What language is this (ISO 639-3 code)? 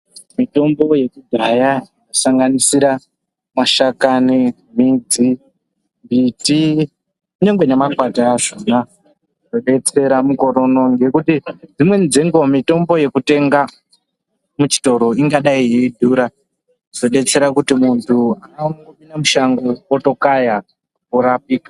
ndc